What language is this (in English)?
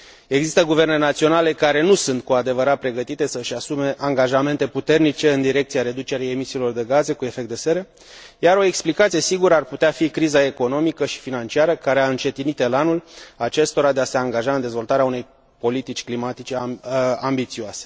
Romanian